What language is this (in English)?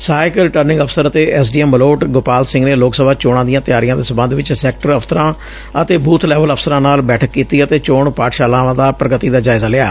Punjabi